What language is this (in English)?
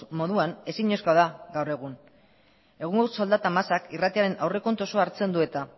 Basque